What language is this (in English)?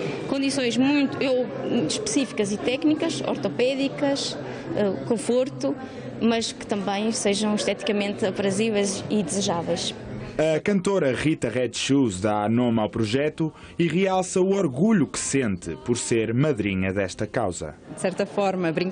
Portuguese